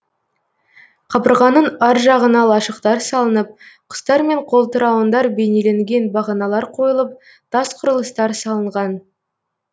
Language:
Kazakh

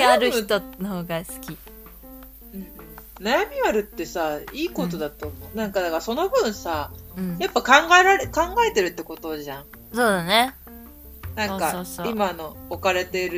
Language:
Japanese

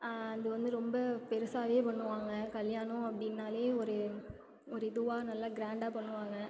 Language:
Tamil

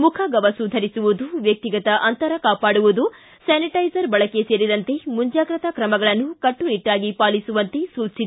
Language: Kannada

